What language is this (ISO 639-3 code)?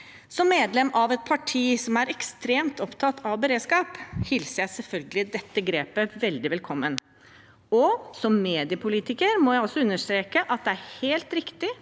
nor